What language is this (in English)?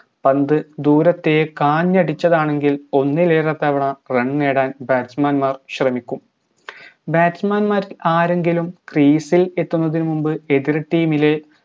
Malayalam